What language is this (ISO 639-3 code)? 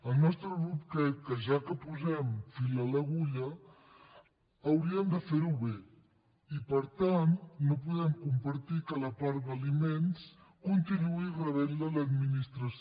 cat